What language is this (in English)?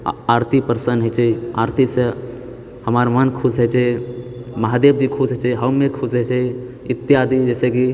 Maithili